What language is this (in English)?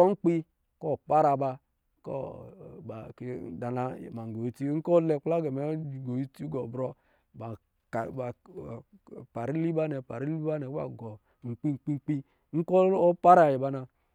Lijili